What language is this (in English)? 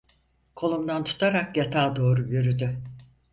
Turkish